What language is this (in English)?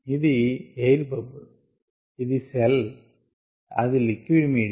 Telugu